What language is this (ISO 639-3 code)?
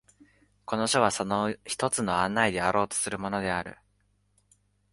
jpn